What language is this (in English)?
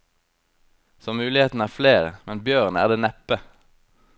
Norwegian